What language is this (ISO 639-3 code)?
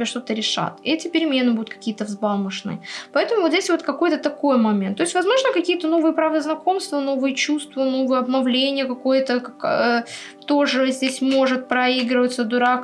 rus